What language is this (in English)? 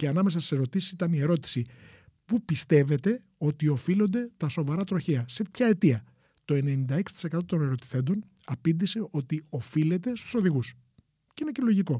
Greek